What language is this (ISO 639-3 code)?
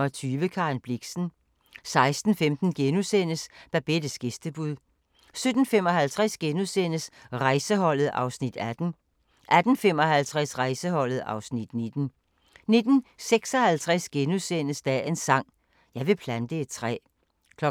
dan